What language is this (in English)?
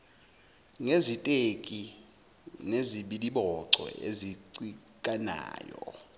Zulu